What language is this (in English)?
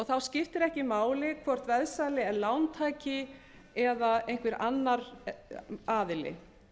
Icelandic